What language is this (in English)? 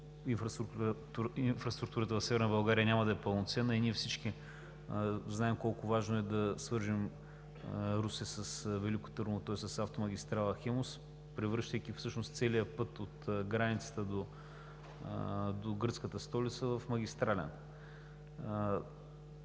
Bulgarian